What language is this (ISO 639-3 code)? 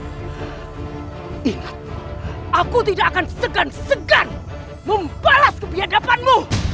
ind